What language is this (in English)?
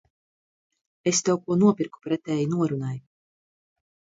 Latvian